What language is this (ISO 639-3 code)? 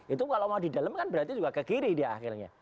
ind